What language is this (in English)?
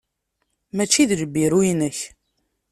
Kabyle